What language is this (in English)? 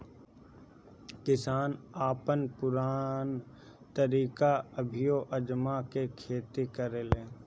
Bhojpuri